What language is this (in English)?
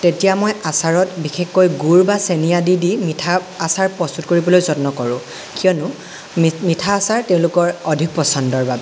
Assamese